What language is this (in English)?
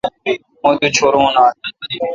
Kalkoti